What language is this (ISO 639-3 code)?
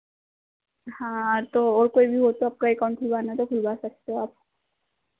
hin